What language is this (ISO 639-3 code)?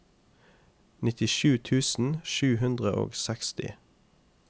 nor